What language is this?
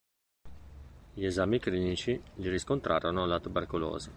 Italian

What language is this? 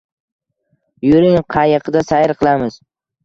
Uzbek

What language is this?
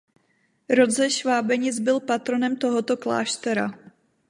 Czech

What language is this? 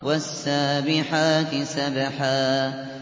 Arabic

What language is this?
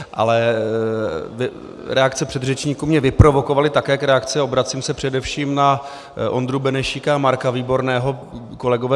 Czech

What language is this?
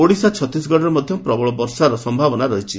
Odia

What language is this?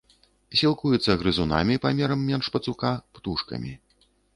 Belarusian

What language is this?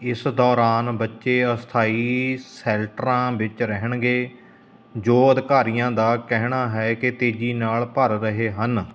Punjabi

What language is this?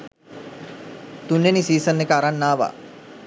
Sinhala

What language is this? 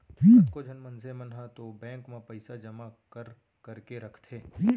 Chhattisgarhi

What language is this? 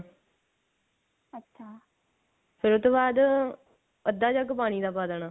Punjabi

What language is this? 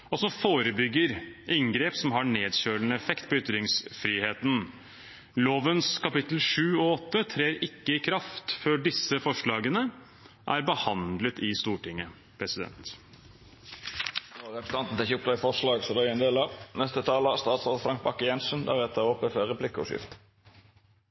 Norwegian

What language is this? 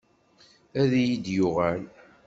Kabyle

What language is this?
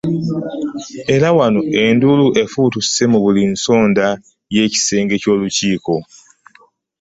Ganda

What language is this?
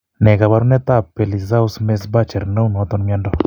Kalenjin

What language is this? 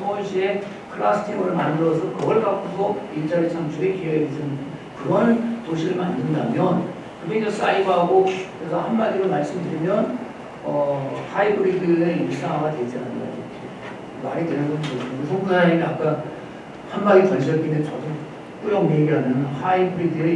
Korean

